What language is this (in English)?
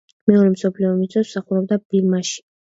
Georgian